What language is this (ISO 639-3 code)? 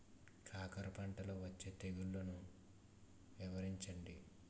tel